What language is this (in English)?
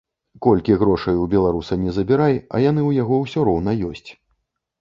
Belarusian